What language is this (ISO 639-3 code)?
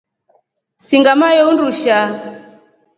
rof